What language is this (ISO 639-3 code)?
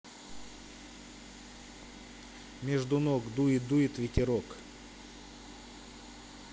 rus